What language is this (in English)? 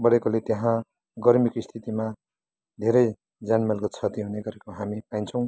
Nepali